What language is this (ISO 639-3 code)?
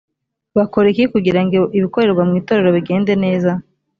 kin